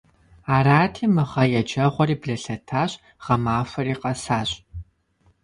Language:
Kabardian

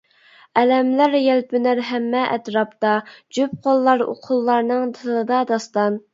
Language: Uyghur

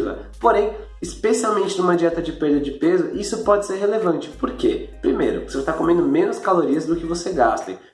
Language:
Portuguese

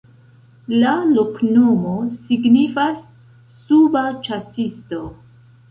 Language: Esperanto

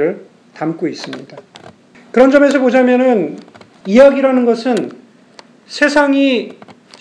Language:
Korean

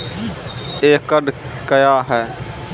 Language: Maithili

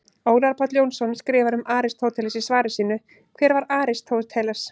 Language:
Icelandic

